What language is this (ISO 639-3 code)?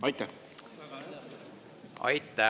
est